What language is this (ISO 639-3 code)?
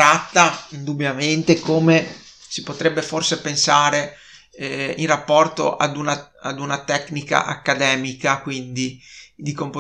ita